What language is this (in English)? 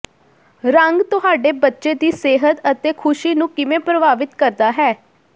Punjabi